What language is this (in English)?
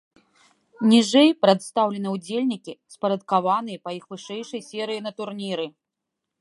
Belarusian